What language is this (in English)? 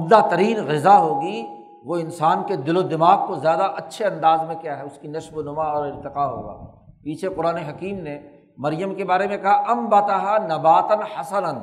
Urdu